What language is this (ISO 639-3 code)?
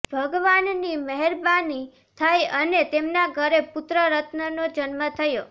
guj